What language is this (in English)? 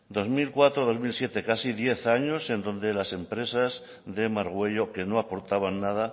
Spanish